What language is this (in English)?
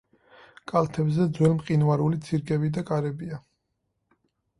Georgian